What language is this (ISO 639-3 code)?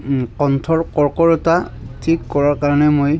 asm